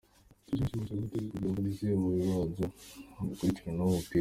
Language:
Kinyarwanda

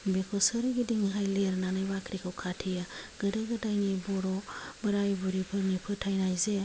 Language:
Bodo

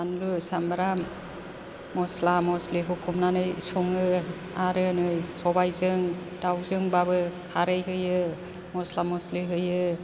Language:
Bodo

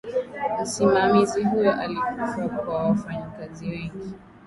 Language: Swahili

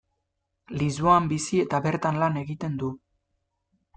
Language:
Basque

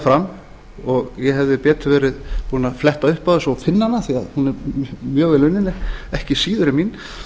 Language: Icelandic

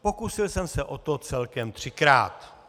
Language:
Czech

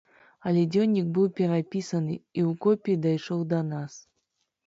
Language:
Belarusian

